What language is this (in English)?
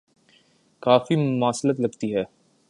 Urdu